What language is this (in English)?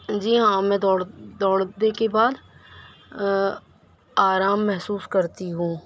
Urdu